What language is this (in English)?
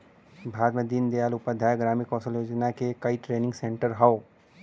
Bhojpuri